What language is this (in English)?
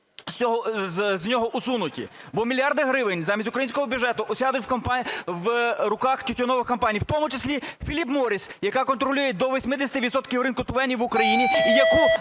Ukrainian